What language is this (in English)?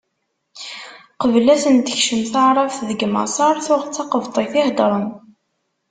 Kabyle